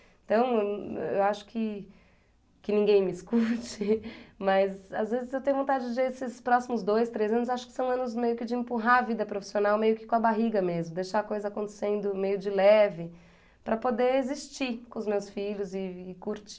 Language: Portuguese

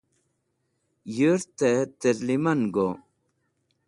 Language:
Wakhi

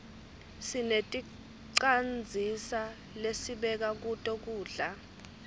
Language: Swati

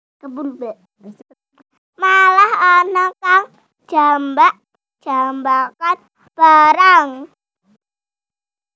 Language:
Javanese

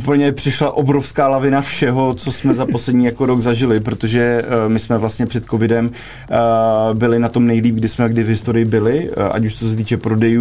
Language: Czech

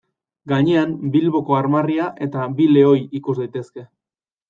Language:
Basque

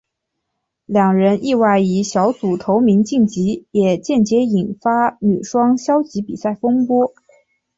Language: Chinese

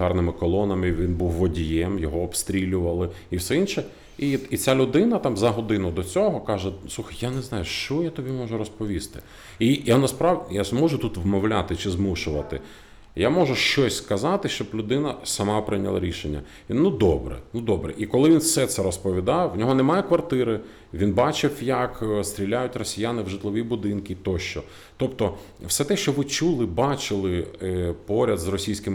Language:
Ukrainian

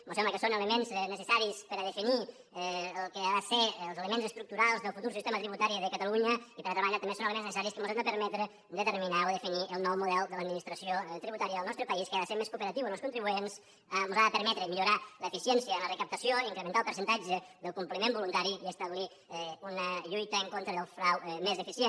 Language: Catalan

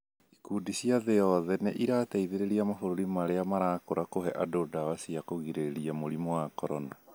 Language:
Kikuyu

